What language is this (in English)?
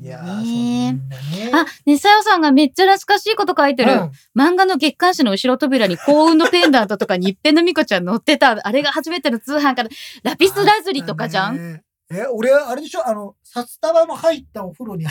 Japanese